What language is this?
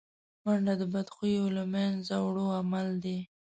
Pashto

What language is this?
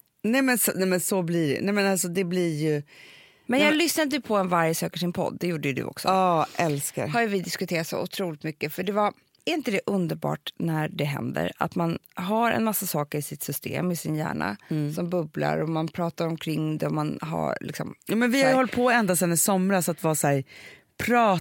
Swedish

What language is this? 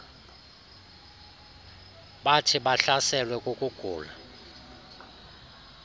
Xhosa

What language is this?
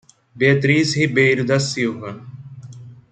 Portuguese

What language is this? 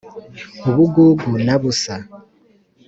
Kinyarwanda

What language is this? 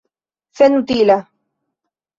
Esperanto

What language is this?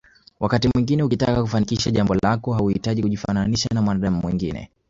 Swahili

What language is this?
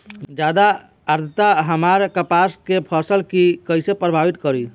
Bhojpuri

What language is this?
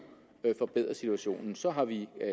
Danish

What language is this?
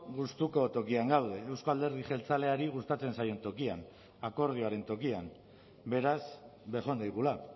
Basque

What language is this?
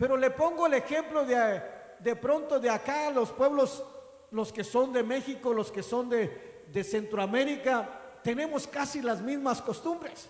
Spanish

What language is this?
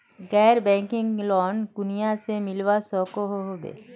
Magahi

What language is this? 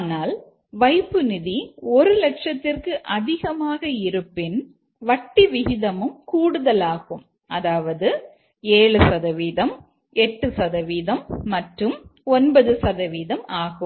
Tamil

